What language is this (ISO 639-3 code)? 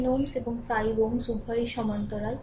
ben